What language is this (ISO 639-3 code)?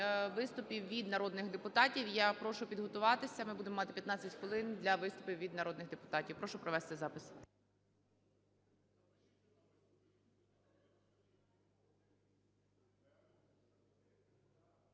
ukr